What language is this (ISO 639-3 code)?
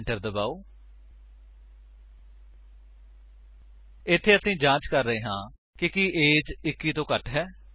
pan